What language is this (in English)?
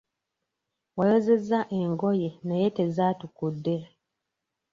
Ganda